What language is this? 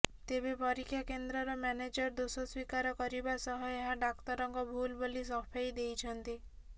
Odia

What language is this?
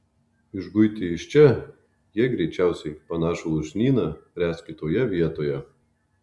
Lithuanian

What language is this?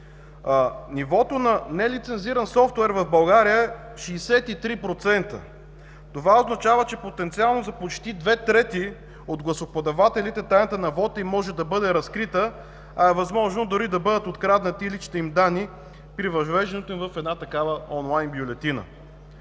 Bulgarian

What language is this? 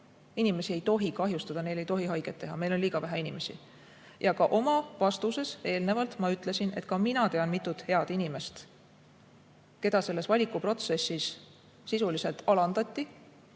Estonian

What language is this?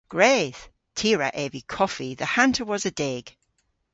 Cornish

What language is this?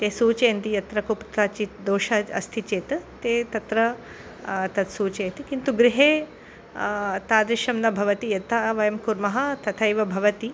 Sanskrit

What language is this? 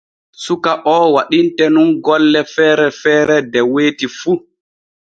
Borgu Fulfulde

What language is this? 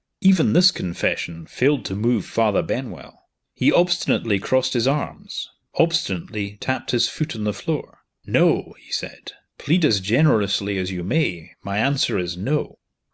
English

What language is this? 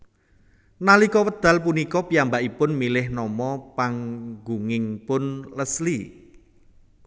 Javanese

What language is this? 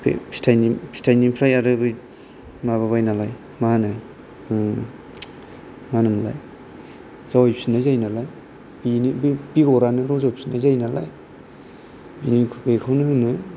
Bodo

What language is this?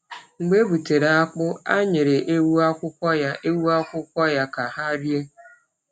Igbo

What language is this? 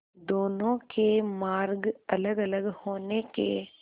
Hindi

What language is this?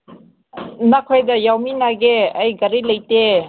Manipuri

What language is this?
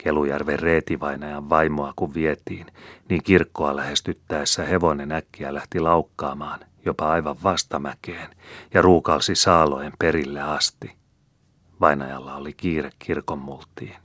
Finnish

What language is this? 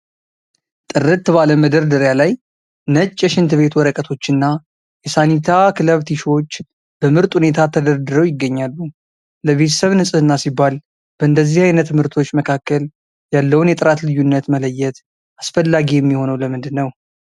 Amharic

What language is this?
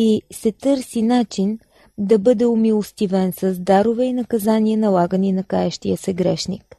Bulgarian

